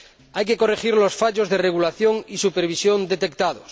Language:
Spanish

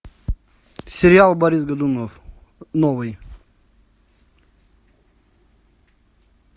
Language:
Russian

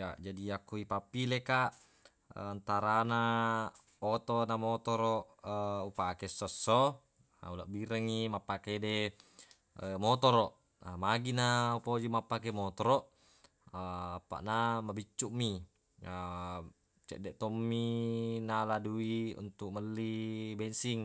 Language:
Buginese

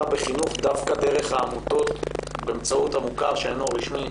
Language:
Hebrew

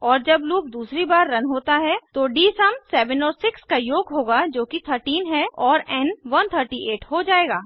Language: Hindi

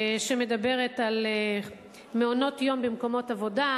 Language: Hebrew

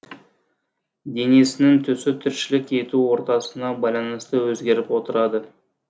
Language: Kazakh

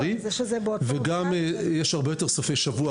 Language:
Hebrew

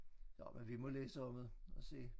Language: Danish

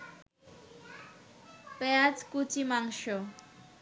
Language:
Bangla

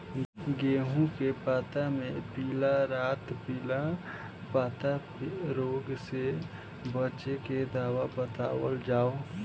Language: Bhojpuri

